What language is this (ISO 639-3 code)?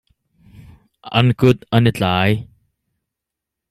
cnh